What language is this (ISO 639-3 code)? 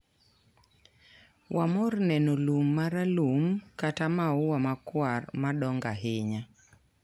luo